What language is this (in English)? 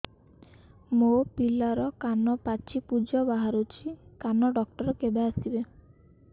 Odia